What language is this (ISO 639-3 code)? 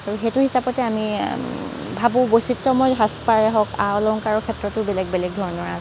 asm